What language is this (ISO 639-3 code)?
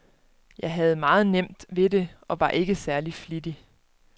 dan